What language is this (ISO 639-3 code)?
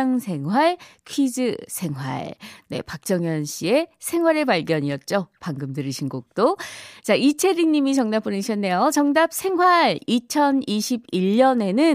kor